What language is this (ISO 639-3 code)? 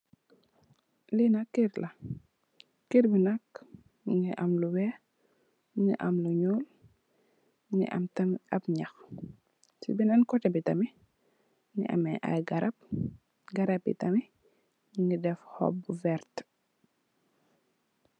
wol